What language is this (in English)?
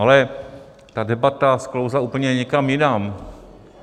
Czech